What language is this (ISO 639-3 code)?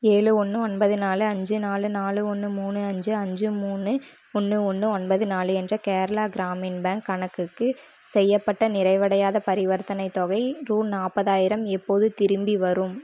tam